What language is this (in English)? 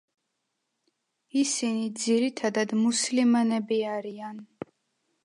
Georgian